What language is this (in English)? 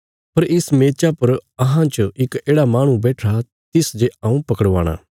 Bilaspuri